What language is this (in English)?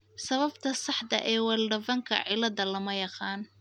Somali